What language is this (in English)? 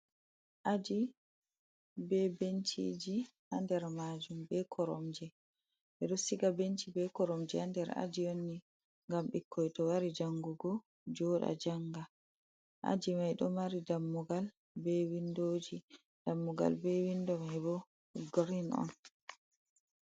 Fula